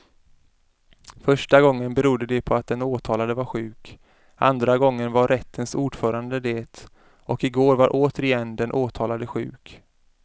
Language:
Swedish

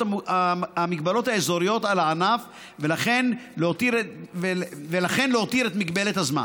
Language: Hebrew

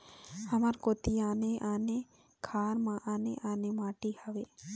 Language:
Chhattisgarhi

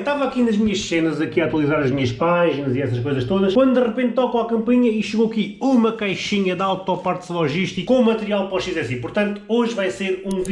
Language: Portuguese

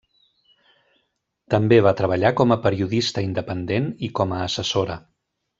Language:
Catalan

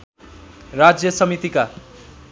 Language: Nepali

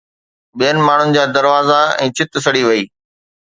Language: Sindhi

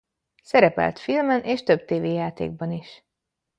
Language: Hungarian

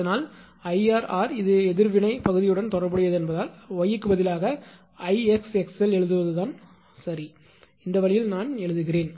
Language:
Tamil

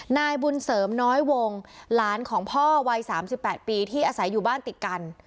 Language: Thai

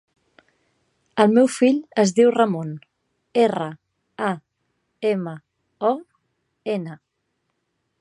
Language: Catalan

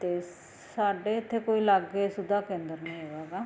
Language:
Punjabi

